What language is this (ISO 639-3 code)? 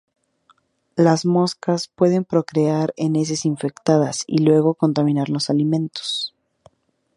spa